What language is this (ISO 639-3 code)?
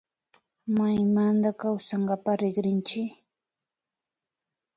qvi